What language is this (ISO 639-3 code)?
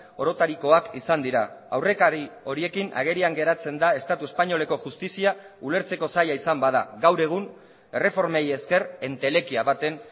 eus